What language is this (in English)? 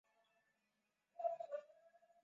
Swahili